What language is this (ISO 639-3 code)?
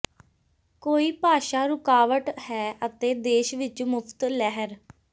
pan